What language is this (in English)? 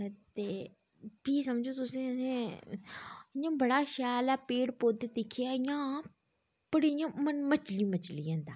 Dogri